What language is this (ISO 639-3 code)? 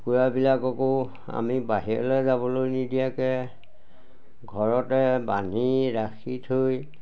asm